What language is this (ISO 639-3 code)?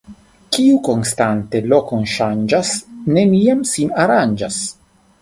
epo